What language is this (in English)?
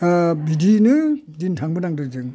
Bodo